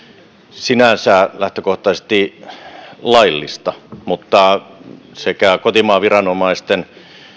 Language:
Finnish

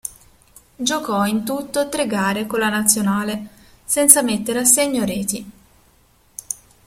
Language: Italian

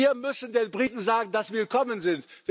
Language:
German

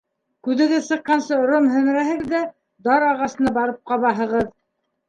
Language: Bashkir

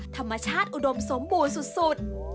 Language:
Thai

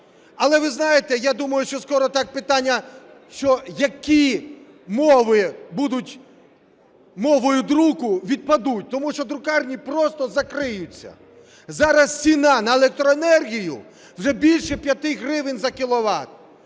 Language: Ukrainian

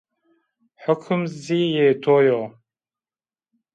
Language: Zaza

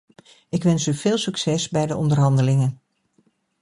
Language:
Dutch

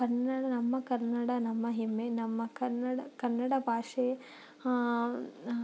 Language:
Kannada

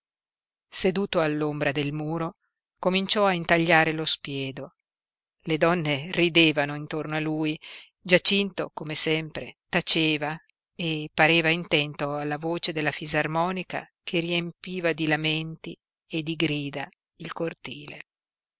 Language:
Italian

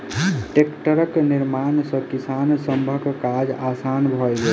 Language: Maithili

